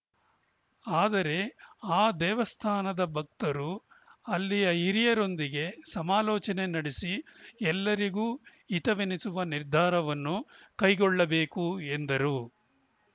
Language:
Kannada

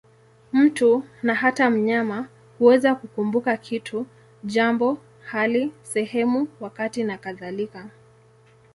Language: Swahili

